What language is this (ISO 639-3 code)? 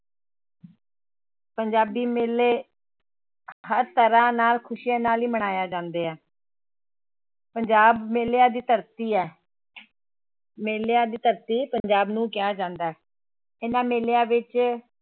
pan